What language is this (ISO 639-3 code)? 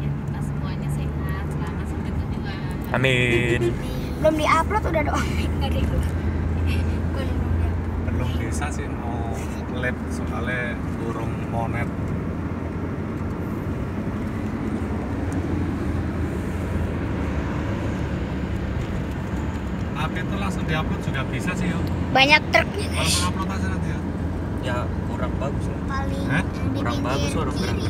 ind